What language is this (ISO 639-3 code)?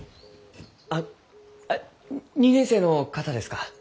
jpn